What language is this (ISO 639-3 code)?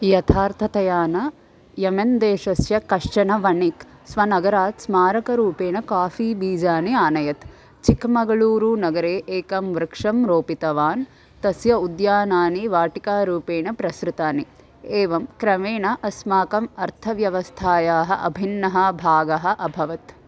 san